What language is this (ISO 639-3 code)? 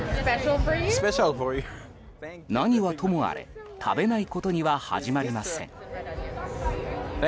jpn